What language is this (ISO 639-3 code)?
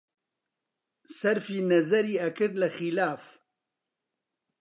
ckb